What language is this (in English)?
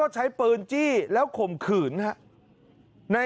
Thai